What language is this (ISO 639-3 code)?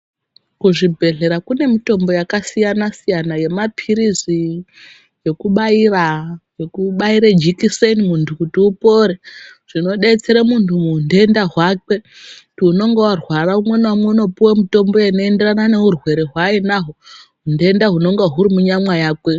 ndc